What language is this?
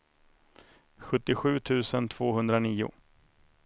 Swedish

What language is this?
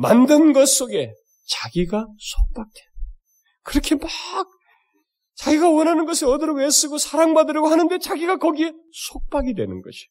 Korean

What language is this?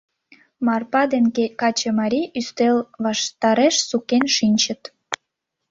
Mari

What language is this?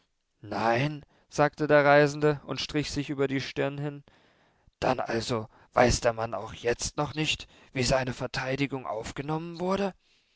German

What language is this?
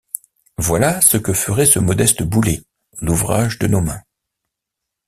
French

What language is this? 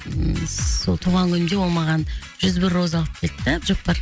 Kazakh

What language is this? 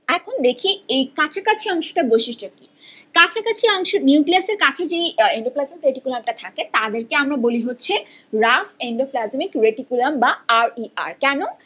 Bangla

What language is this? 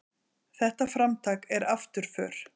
Icelandic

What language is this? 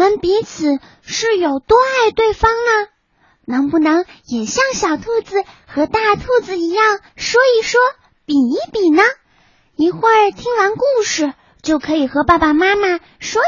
Chinese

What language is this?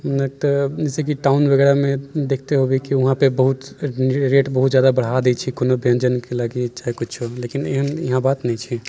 Maithili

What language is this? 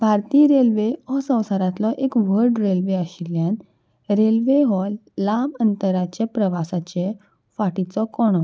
Konkani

